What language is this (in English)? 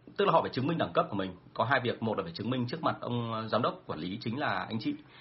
Vietnamese